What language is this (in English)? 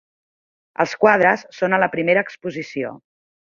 Catalan